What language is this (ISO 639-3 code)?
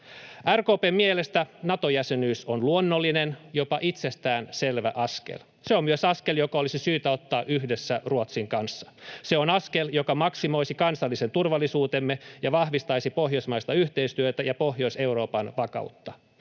fin